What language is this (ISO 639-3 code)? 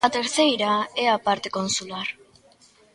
glg